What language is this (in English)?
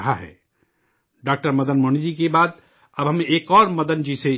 Urdu